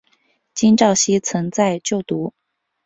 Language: Chinese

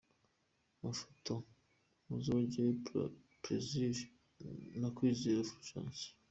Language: Kinyarwanda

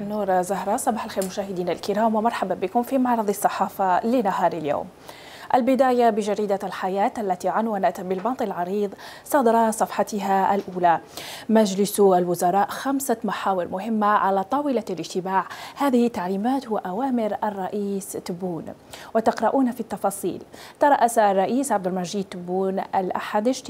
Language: Arabic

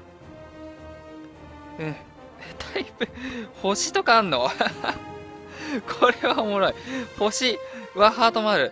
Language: Japanese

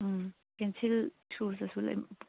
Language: Manipuri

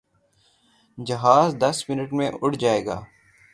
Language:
Urdu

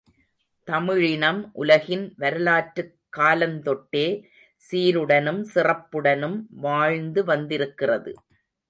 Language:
Tamil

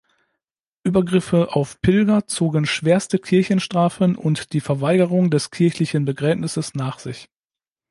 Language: German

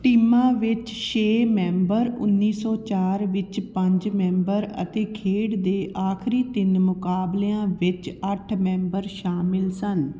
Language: Punjabi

